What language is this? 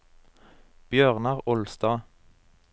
Norwegian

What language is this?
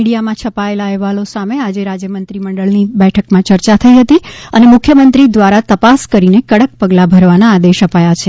Gujarati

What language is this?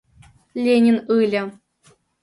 Mari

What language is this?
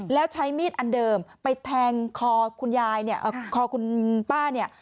Thai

